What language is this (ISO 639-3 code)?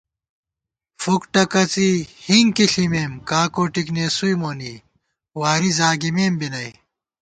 gwt